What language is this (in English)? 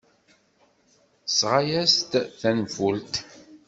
Kabyle